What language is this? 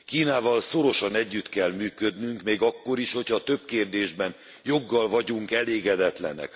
Hungarian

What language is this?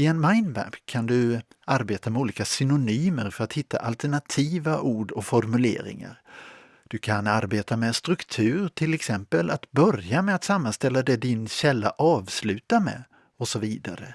Swedish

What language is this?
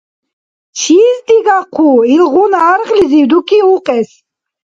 Dargwa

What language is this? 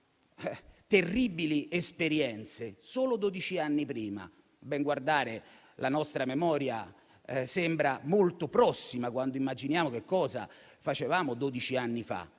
Italian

